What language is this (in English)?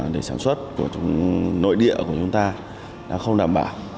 Vietnamese